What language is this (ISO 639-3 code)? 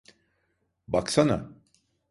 tur